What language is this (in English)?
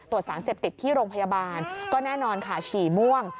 Thai